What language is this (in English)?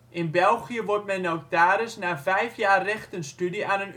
Dutch